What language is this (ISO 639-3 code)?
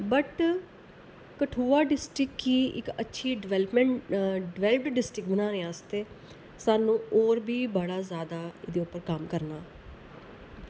doi